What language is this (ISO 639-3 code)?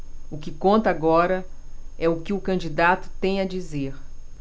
por